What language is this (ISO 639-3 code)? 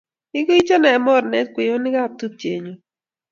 kln